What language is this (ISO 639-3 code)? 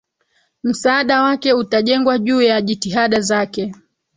swa